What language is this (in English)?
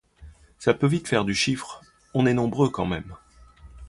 French